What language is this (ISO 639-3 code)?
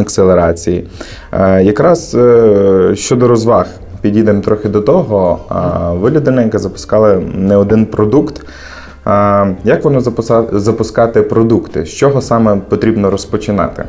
ukr